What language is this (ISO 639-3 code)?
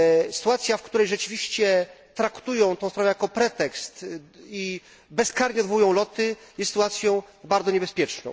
pol